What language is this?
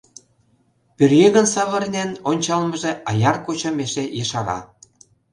Mari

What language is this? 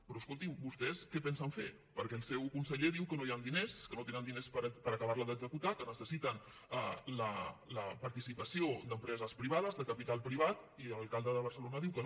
Catalan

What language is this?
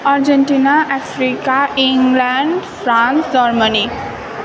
Nepali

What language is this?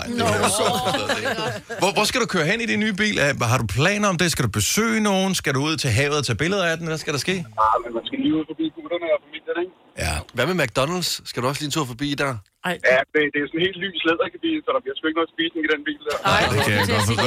Danish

